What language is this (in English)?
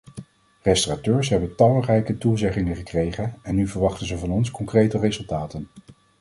Dutch